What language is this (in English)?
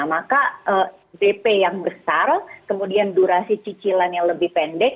Indonesian